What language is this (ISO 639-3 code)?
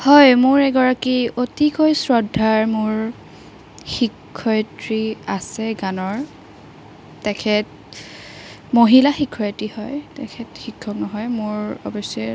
asm